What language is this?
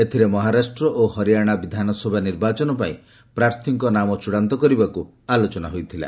Odia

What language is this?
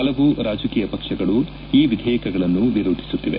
Kannada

